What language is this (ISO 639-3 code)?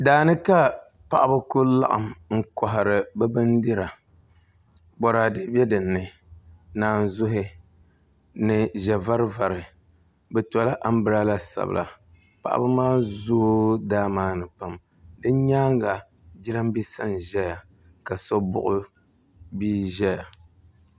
dag